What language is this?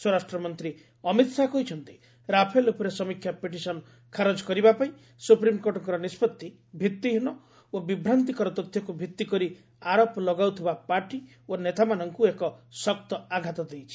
Odia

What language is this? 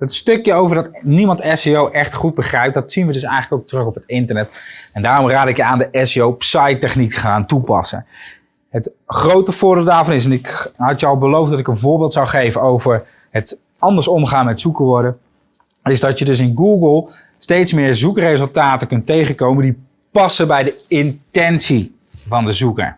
Dutch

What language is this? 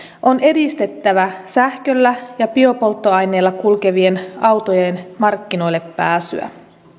Finnish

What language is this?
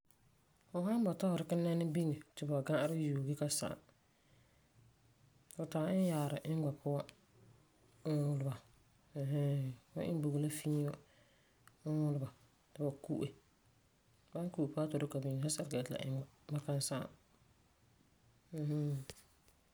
Frafra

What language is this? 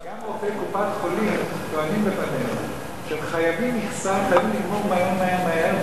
Hebrew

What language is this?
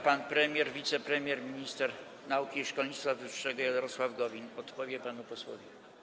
Polish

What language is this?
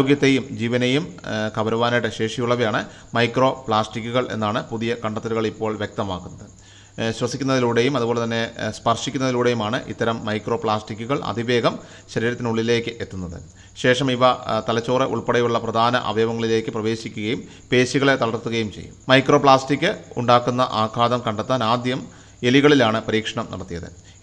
Malayalam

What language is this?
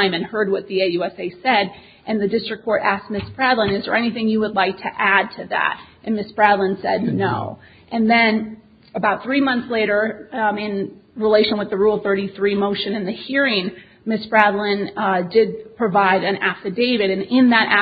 English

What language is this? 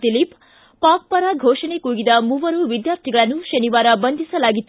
Kannada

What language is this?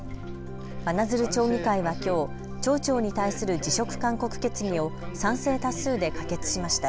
Japanese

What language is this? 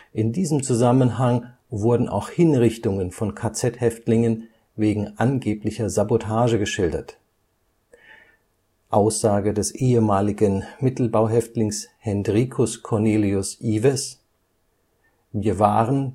German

